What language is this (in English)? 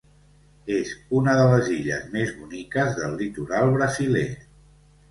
Catalan